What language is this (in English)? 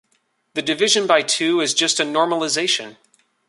English